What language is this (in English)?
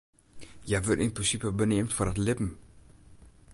Western Frisian